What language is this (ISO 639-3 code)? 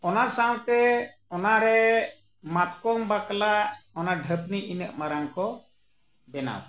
sat